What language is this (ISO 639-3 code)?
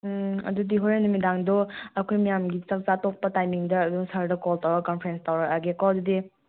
mni